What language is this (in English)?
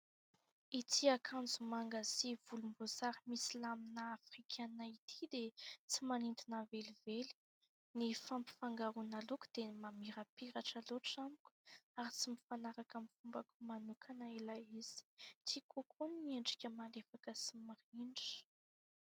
Malagasy